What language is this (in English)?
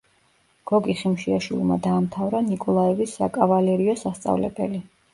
Georgian